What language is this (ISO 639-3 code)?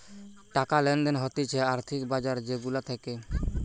ben